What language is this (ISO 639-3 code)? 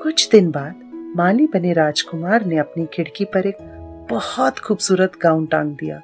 hin